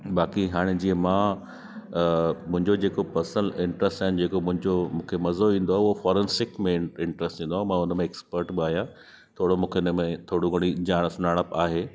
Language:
Sindhi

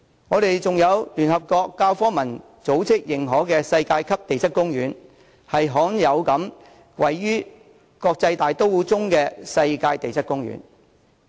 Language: Cantonese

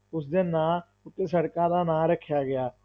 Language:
Punjabi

